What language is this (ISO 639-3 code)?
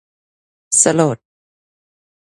tha